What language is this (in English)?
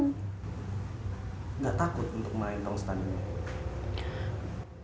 Indonesian